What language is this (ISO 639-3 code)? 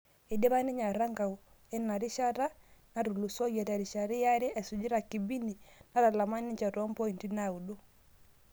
mas